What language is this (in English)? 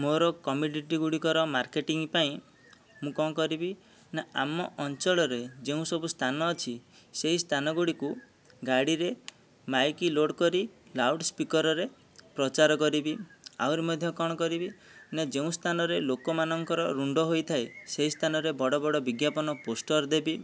Odia